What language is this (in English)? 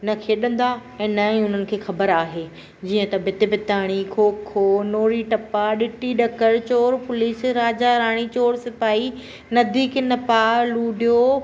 Sindhi